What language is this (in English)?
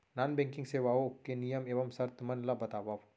Chhattisgarhi